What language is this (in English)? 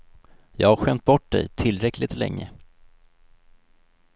Swedish